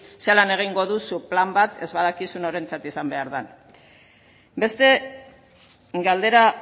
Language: Basque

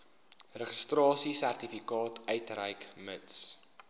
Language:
Afrikaans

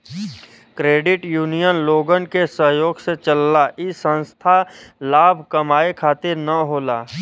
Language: Bhojpuri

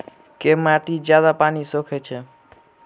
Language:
Maithili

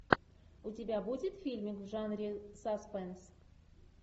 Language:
Russian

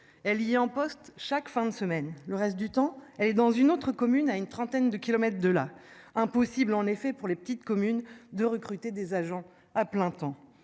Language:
French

